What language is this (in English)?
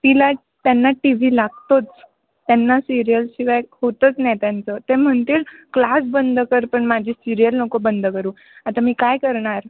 Marathi